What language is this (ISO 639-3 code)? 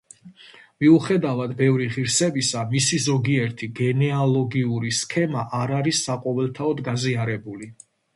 kat